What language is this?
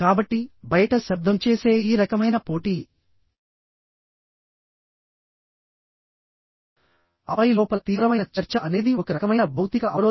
Telugu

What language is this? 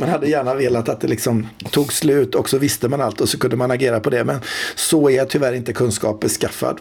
Swedish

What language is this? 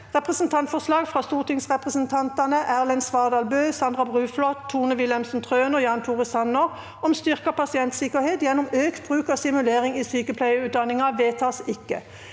Norwegian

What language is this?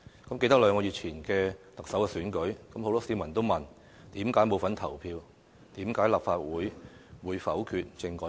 Cantonese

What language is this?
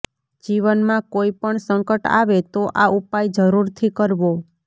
Gujarati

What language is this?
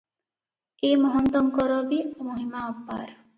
Odia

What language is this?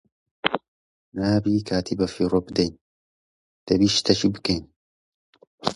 Central Kurdish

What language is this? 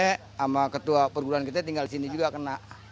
Indonesian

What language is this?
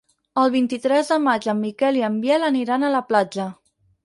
Catalan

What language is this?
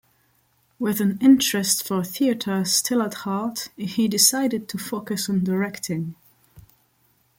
English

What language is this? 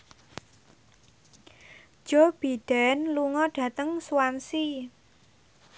Javanese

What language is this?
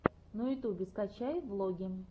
Russian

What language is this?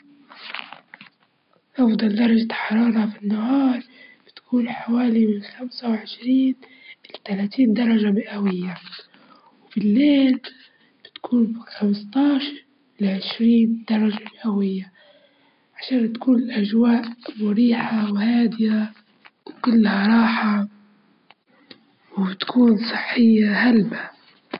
Libyan Arabic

